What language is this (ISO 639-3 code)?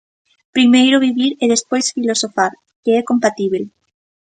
glg